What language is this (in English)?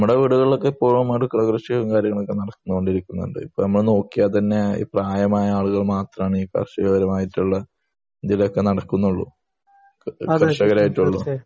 Malayalam